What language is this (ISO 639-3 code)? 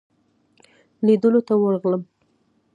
pus